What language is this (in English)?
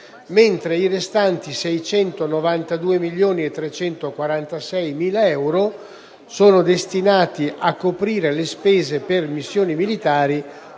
Italian